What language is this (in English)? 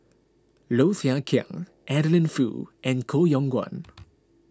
English